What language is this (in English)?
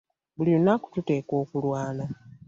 Ganda